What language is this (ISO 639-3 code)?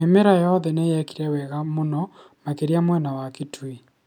kik